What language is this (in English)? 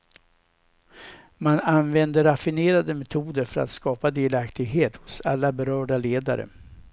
Swedish